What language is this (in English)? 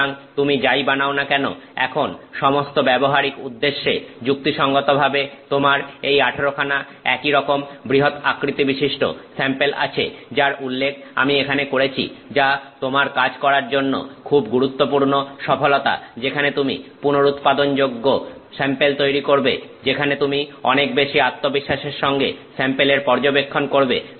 Bangla